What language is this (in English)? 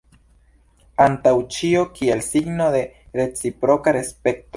Esperanto